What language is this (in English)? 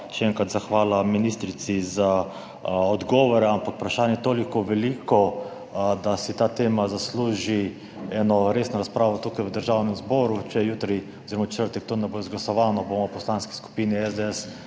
Slovenian